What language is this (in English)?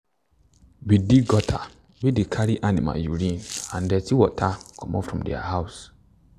Nigerian Pidgin